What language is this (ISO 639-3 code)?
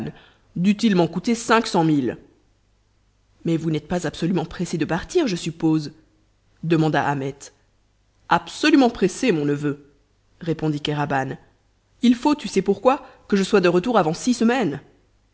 fra